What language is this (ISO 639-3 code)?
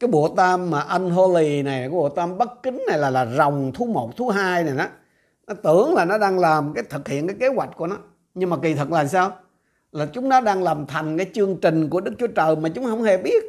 vie